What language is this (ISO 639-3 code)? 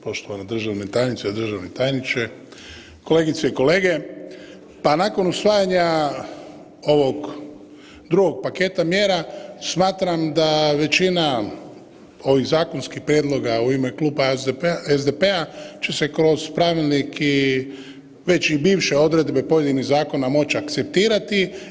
hrv